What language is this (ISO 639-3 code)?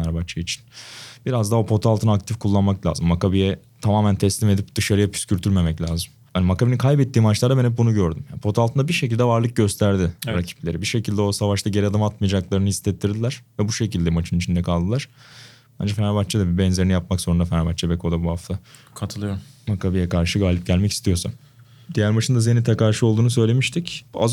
tur